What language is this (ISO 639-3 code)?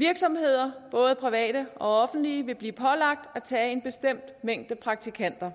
dan